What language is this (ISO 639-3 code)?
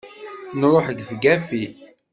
kab